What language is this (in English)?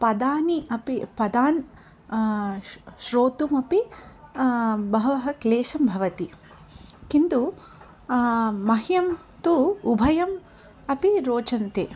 Sanskrit